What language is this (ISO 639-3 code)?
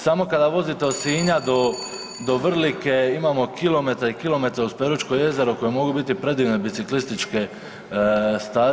hrv